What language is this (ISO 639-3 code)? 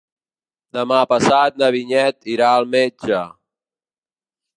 cat